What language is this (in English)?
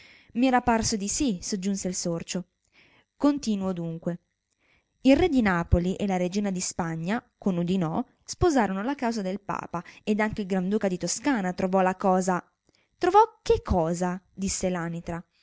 Italian